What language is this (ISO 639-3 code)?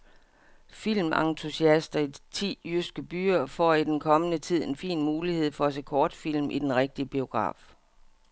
dan